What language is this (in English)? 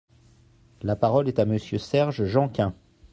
French